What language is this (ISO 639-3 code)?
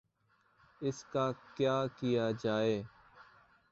urd